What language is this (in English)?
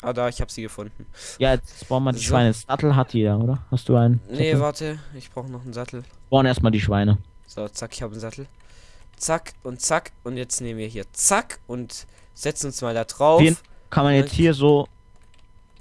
German